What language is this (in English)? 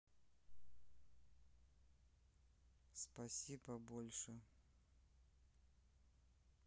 Russian